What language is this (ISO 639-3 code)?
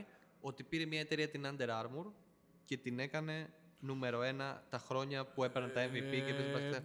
ell